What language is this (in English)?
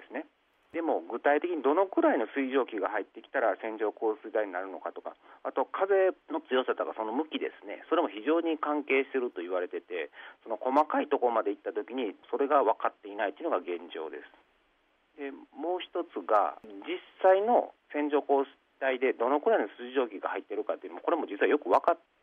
Japanese